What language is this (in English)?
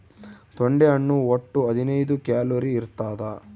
Kannada